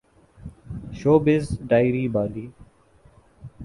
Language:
Urdu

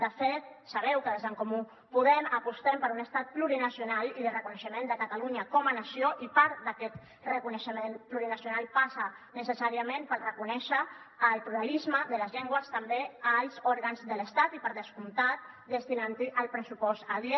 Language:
Catalan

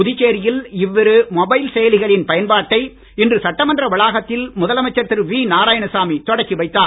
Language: Tamil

